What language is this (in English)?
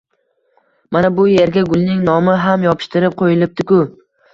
Uzbek